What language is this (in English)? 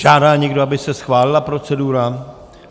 Czech